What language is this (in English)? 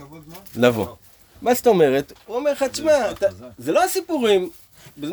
Hebrew